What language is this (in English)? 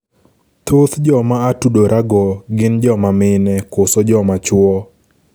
Luo (Kenya and Tanzania)